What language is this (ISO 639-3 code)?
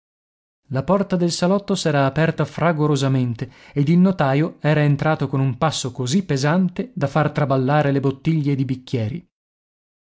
ita